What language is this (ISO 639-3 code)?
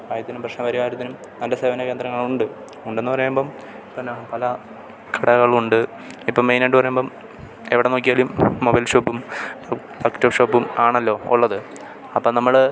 mal